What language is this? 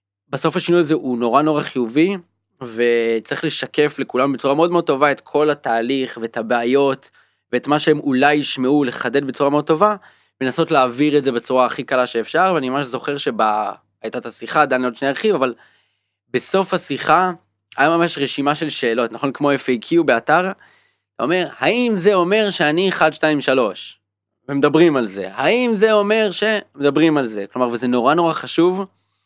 Hebrew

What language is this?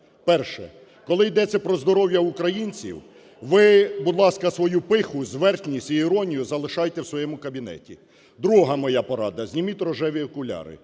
Ukrainian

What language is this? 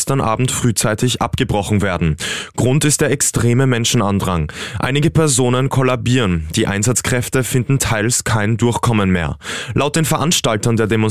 German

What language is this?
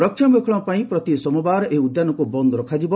Odia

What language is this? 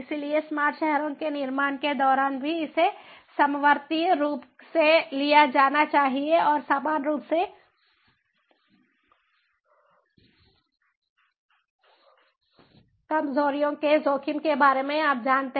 Hindi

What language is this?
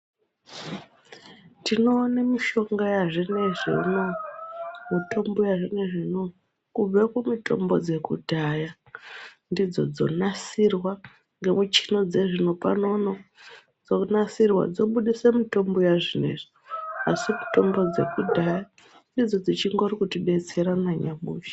Ndau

